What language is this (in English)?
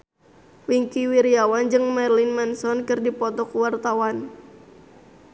Sundanese